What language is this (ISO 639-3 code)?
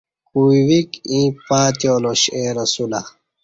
bsh